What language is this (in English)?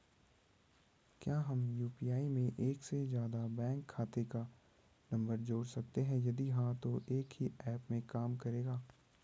Hindi